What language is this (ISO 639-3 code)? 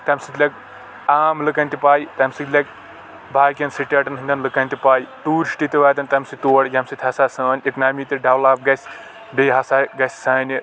kas